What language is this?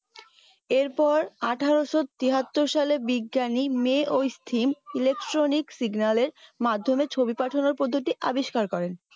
Bangla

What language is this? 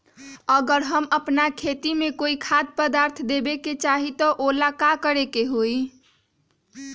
Magahi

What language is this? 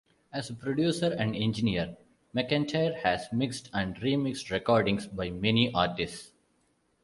English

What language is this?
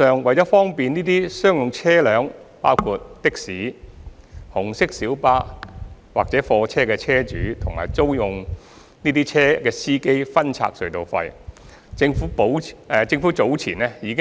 Cantonese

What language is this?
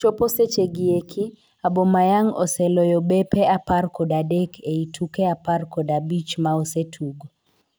Luo (Kenya and Tanzania)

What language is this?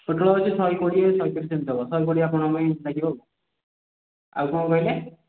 Odia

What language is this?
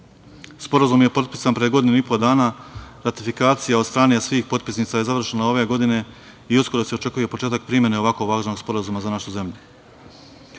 Serbian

